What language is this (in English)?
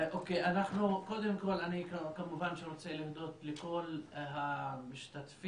Hebrew